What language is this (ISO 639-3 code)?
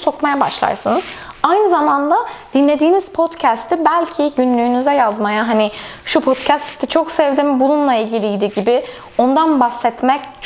tur